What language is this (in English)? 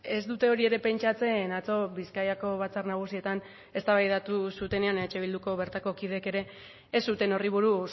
Basque